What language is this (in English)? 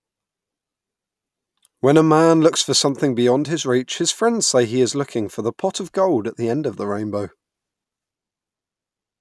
English